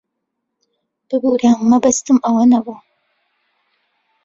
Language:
Central Kurdish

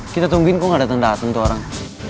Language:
Indonesian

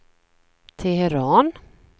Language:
Swedish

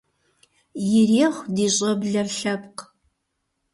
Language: Kabardian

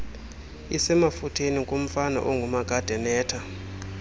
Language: Xhosa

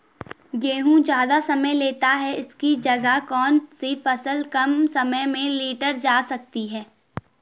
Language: Hindi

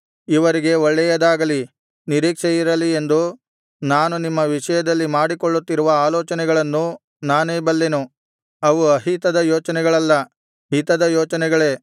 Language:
Kannada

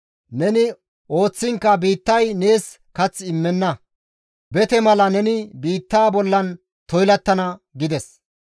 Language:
Gamo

